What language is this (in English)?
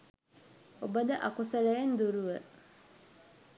Sinhala